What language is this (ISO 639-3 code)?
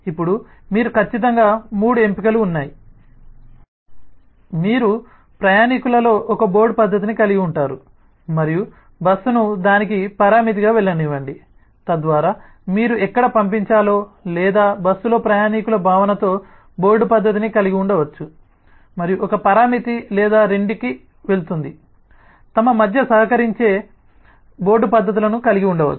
tel